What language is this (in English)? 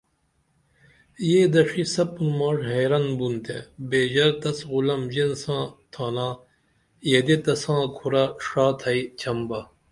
Dameli